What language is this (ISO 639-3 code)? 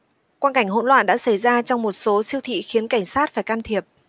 vie